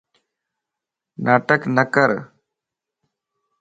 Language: Lasi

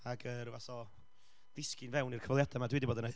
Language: Welsh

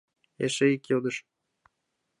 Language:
Mari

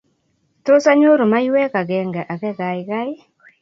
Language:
Kalenjin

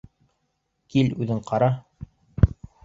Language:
Bashkir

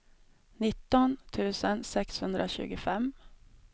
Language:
Swedish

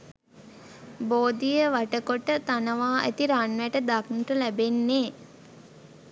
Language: Sinhala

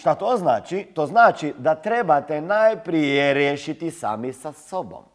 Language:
Croatian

